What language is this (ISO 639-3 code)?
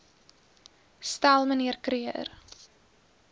afr